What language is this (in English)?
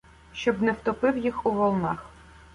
Ukrainian